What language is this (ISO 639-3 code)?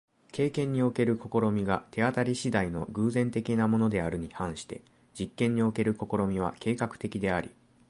jpn